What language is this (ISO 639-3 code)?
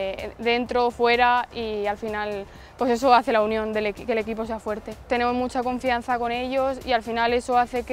spa